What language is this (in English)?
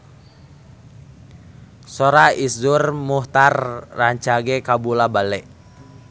Sundanese